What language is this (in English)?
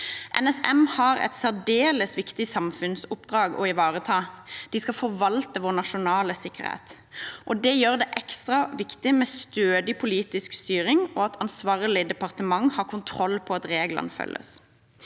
Norwegian